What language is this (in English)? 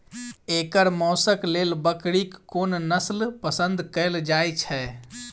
Maithili